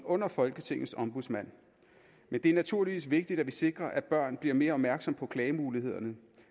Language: Danish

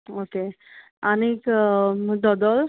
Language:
Konkani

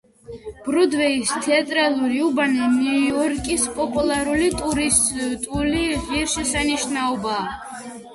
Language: Georgian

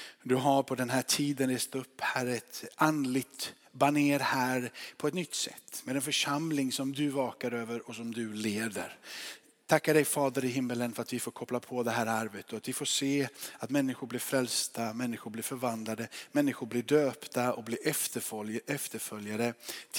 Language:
Swedish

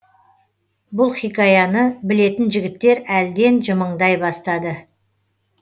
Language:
Kazakh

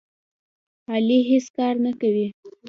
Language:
Pashto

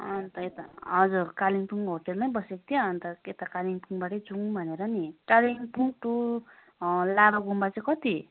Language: Nepali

